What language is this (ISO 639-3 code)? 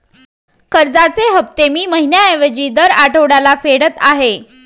mar